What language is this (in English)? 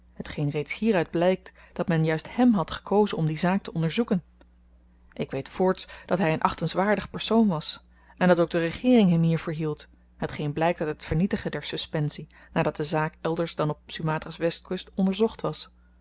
Dutch